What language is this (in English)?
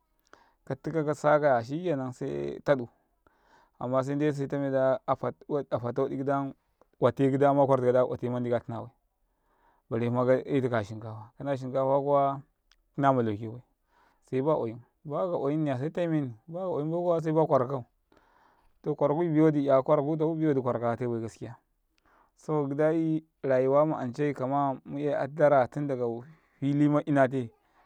Karekare